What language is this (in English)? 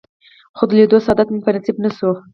Pashto